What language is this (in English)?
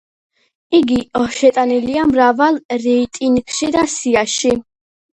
Georgian